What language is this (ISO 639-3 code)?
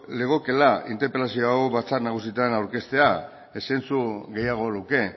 eus